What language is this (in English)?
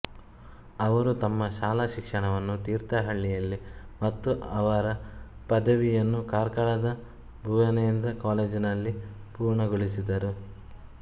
Kannada